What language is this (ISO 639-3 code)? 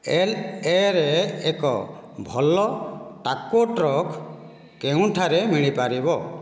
ori